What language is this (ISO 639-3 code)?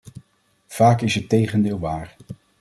nld